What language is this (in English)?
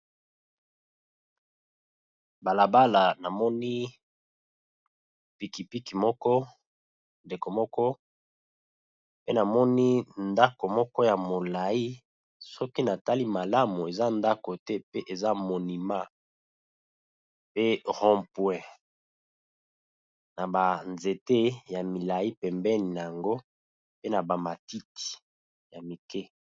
Lingala